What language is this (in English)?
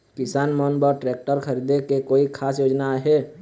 Chhattisgarhi